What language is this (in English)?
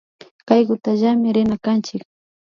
Imbabura Highland Quichua